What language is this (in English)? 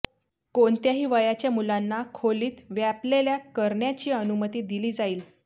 Marathi